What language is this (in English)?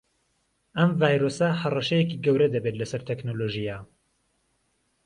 Central Kurdish